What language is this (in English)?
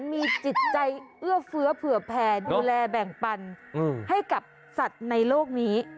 Thai